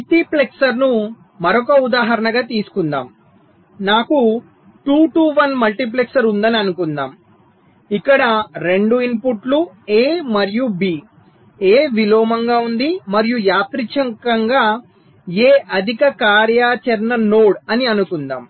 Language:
Telugu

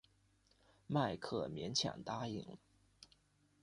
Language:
Chinese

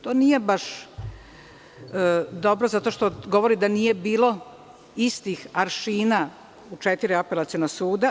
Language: Serbian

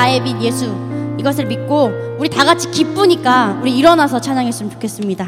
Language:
Korean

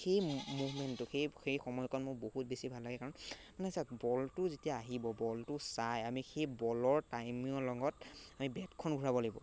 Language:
Assamese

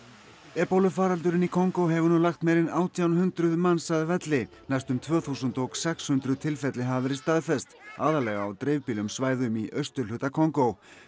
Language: Icelandic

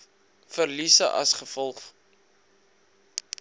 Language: Afrikaans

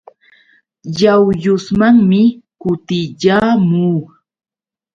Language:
Yauyos Quechua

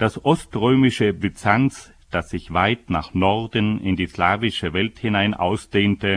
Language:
German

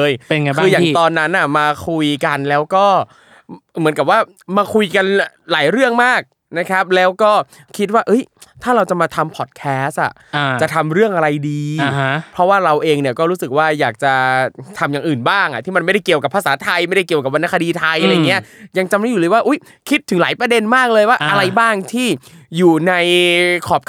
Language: Thai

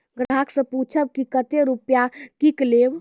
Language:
Maithili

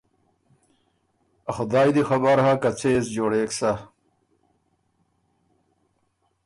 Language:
Ormuri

